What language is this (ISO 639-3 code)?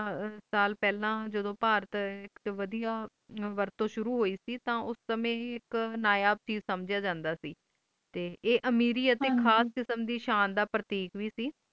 pan